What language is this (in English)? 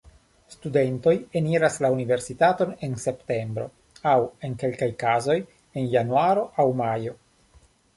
Esperanto